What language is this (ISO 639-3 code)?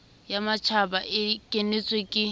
sot